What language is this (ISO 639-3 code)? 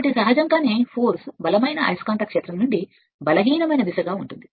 tel